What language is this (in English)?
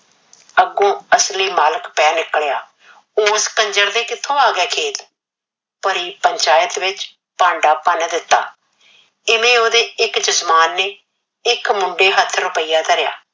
Punjabi